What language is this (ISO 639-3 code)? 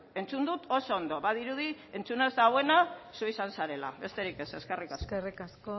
eus